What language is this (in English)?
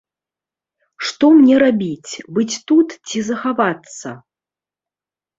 Belarusian